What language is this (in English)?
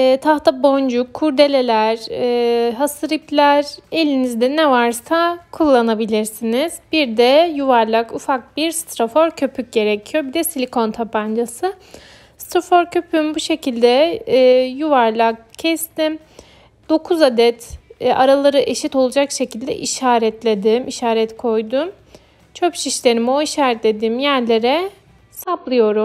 Turkish